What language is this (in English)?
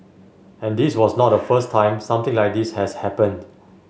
English